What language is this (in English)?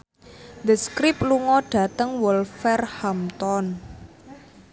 Javanese